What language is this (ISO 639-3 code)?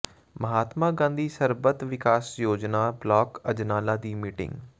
pan